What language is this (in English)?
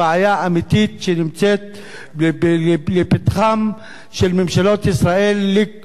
Hebrew